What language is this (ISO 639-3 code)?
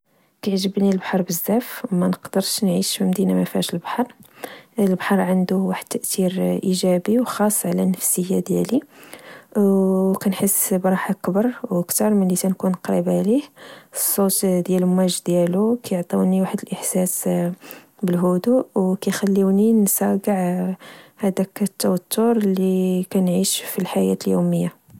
ary